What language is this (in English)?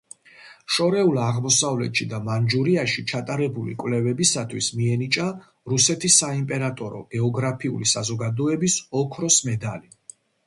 Georgian